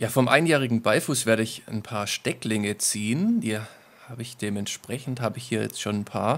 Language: German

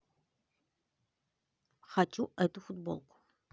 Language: Russian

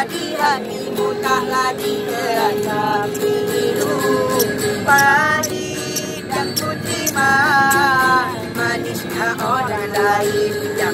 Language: Indonesian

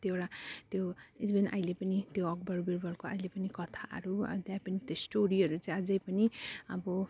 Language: Nepali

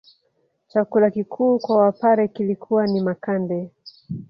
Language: Swahili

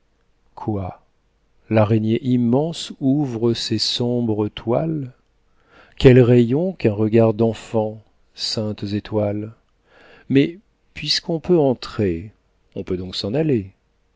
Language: French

